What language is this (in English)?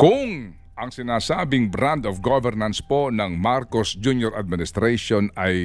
Filipino